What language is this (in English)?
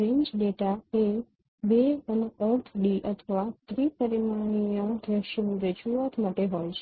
Gujarati